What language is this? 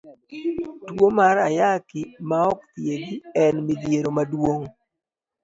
Luo (Kenya and Tanzania)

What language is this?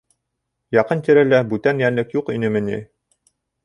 Bashkir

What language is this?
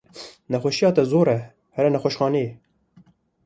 Kurdish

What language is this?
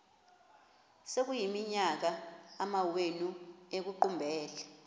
Xhosa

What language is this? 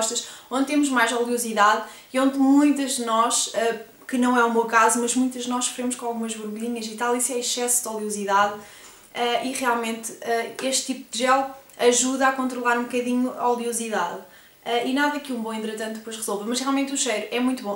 Portuguese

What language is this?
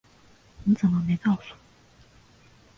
Chinese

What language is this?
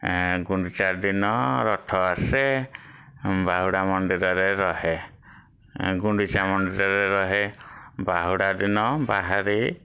Odia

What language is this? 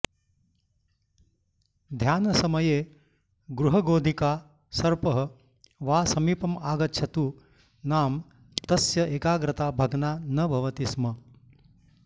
Sanskrit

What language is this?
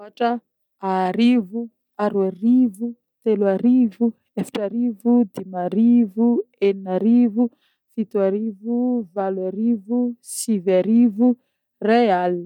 Northern Betsimisaraka Malagasy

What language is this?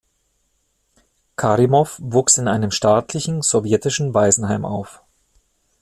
German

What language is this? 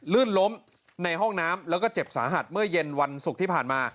Thai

